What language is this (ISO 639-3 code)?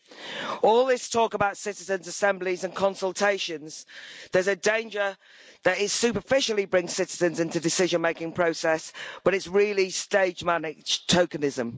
eng